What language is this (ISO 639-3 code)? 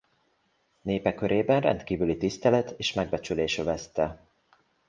hun